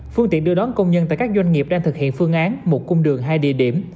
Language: Vietnamese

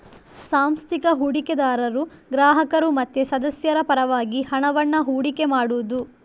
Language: Kannada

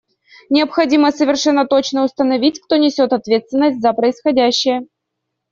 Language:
Russian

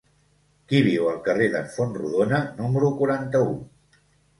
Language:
Catalan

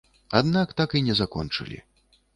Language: Belarusian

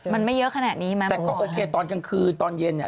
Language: Thai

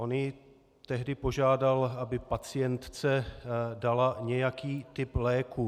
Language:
Czech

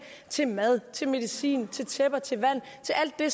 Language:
Danish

